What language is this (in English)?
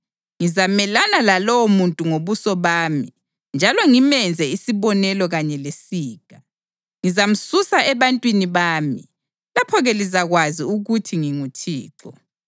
North Ndebele